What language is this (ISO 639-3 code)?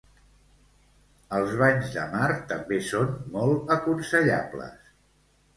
cat